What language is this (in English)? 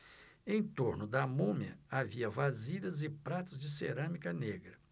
Portuguese